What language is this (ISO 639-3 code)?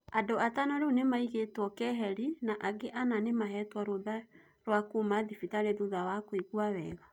kik